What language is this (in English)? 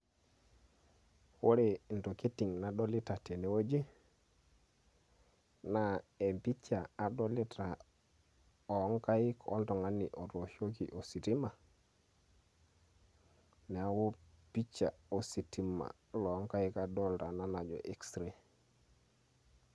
Masai